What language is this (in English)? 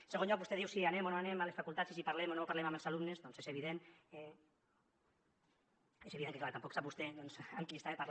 Catalan